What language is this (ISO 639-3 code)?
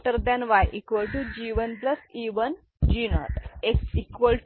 mar